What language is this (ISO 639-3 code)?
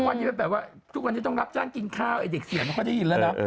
tha